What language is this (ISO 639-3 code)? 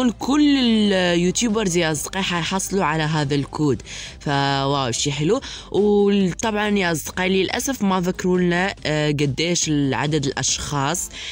ara